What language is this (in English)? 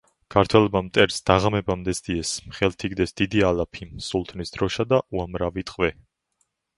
Georgian